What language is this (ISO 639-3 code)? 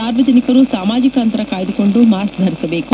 kan